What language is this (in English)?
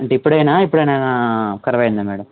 Telugu